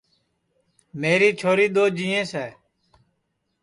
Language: Sansi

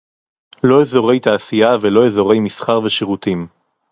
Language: Hebrew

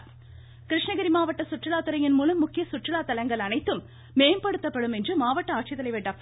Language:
Tamil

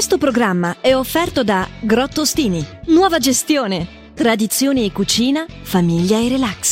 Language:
Italian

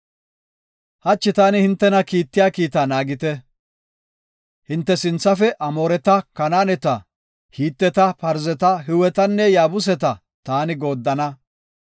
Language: Gofa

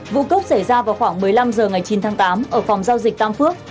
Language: Vietnamese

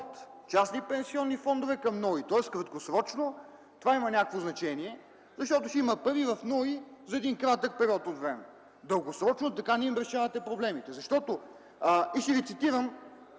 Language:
Bulgarian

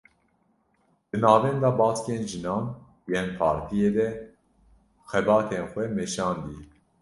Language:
Kurdish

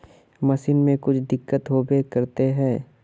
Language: Magahi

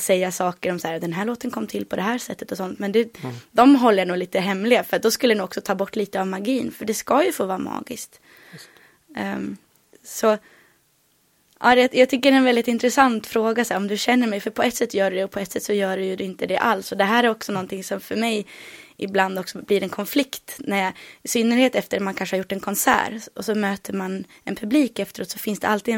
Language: Swedish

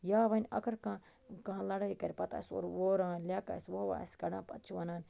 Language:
Kashmiri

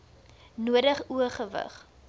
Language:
Afrikaans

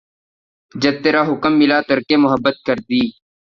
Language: Urdu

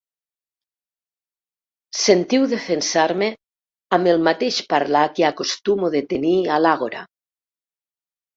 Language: Catalan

